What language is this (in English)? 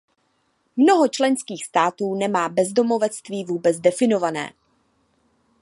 Czech